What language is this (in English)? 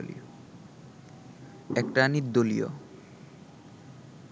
Bangla